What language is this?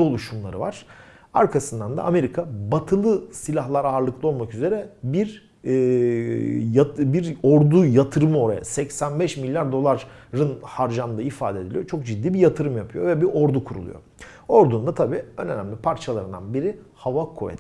Turkish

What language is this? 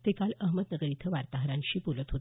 Marathi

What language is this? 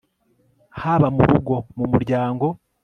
Kinyarwanda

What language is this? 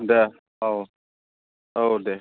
Bodo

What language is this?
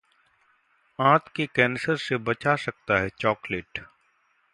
Hindi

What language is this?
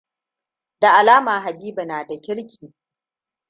Hausa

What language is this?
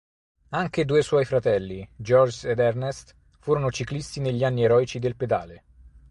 Italian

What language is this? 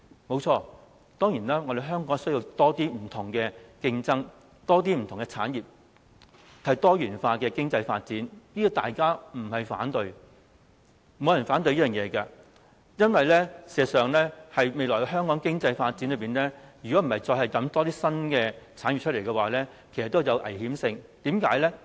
Cantonese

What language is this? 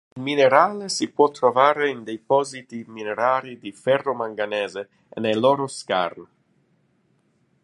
Italian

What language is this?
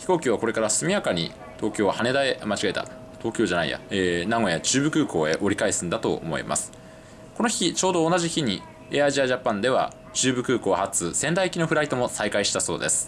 Japanese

